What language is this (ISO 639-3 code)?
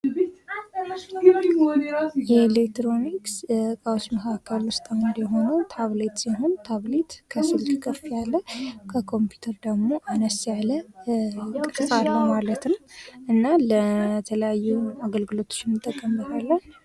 amh